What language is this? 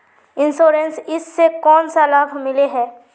Magahi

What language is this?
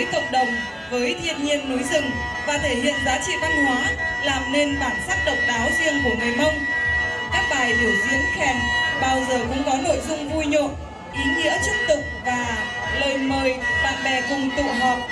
Vietnamese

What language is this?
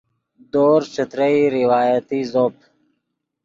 Yidgha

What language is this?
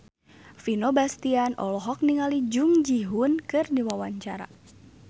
Sundanese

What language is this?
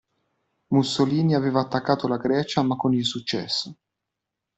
Italian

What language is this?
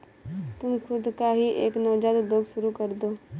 Hindi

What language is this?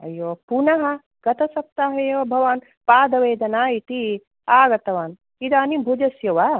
Sanskrit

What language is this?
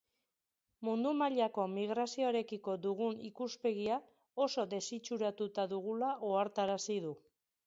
Basque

